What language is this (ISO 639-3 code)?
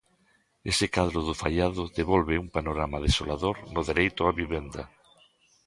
glg